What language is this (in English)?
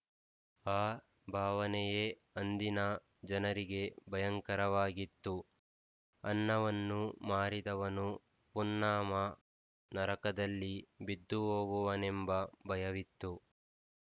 Kannada